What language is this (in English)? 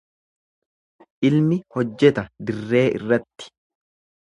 Oromo